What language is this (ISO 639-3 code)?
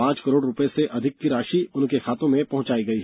hin